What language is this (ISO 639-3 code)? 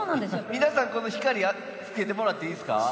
jpn